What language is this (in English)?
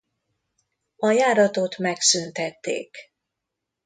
Hungarian